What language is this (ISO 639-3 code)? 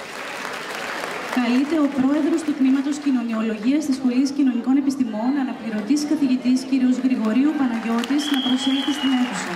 ell